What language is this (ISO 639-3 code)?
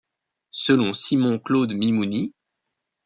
fra